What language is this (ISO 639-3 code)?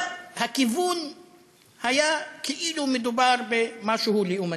heb